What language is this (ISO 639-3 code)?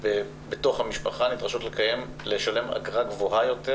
heb